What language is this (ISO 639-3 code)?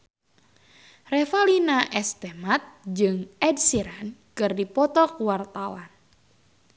sun